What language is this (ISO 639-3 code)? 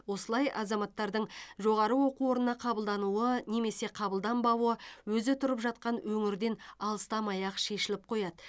kaz